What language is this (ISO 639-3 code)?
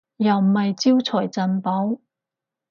yue